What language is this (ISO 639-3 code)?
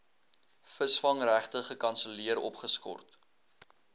afr